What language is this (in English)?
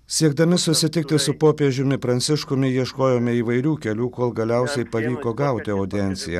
Lithuanian